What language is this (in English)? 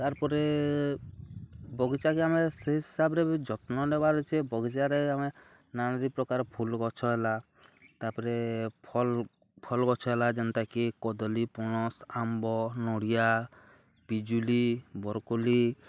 Odia